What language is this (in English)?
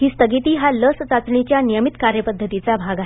Marathi